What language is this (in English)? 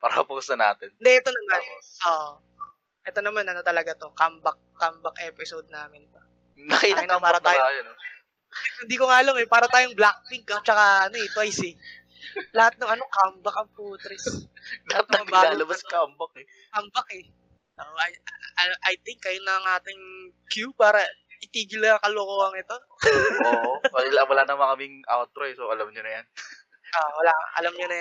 Filipino